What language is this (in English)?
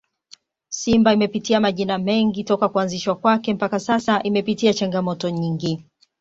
Swahili